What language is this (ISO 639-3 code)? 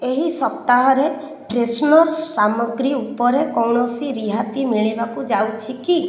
ori